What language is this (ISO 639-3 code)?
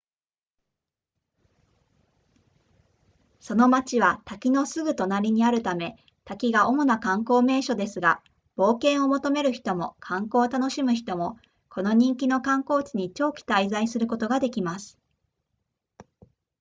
jpn